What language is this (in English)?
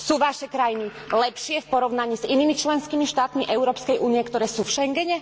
Slovak